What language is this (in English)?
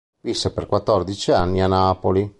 Italian